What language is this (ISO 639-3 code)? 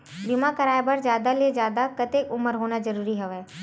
hne